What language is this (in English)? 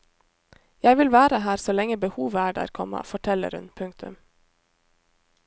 Norwegian